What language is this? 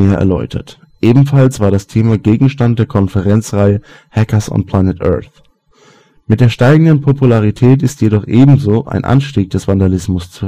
German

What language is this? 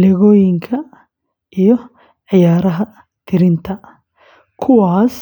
Somali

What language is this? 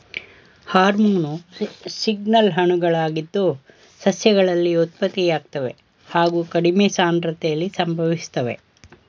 Kannada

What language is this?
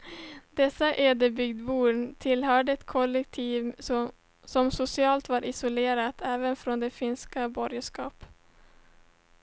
Swedish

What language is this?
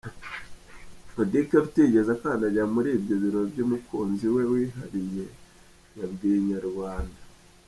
Kinyarwanda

